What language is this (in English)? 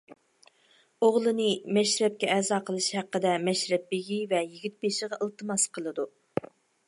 Uyghur